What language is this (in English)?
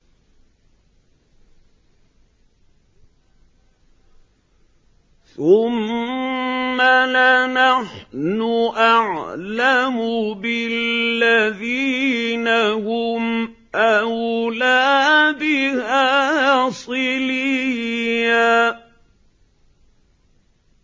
Arabic